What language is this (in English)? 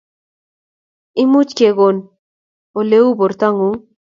Kalenjin